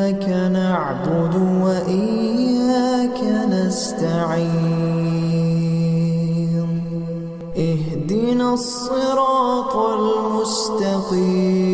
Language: Arabic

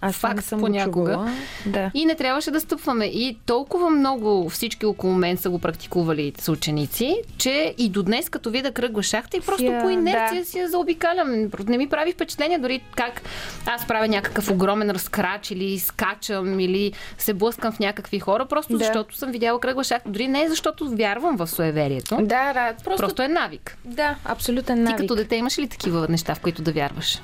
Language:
Bulgarian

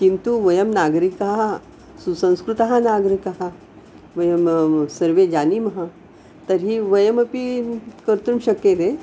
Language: Sanskrit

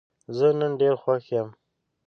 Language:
Pashto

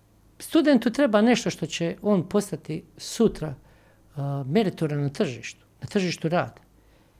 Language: Croatian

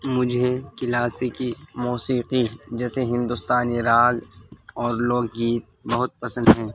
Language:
Urdu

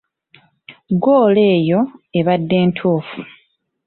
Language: Ganda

